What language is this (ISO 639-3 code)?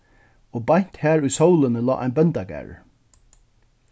fao